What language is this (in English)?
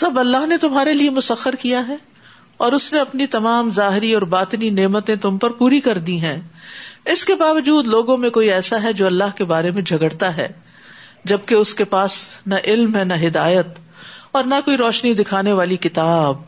Urdu